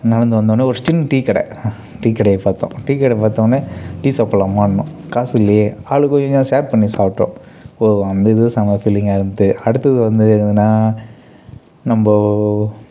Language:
Tamil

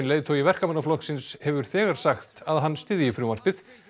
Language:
Icelandic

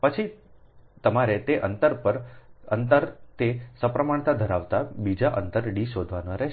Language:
Gujarati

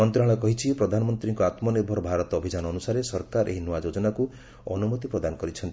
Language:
Odia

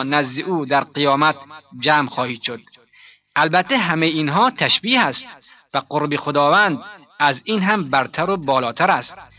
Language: Persian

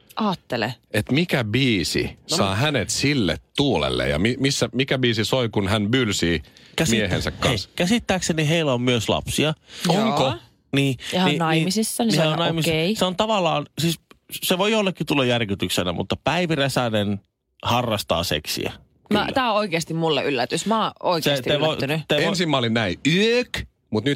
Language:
Finnish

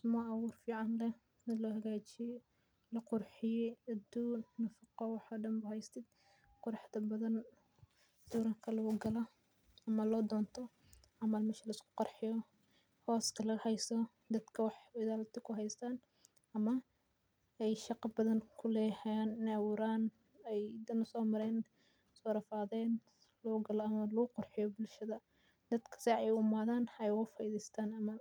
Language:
Somali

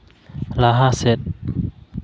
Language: Santali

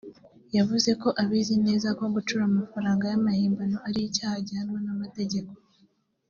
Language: Kinyarwanda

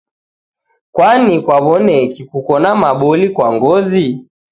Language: Taita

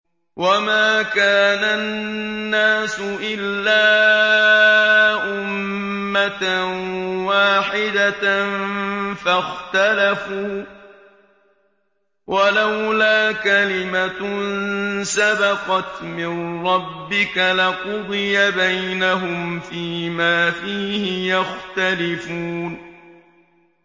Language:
Arabic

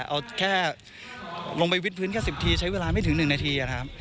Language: Thai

